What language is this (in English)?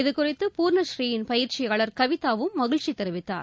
Tamil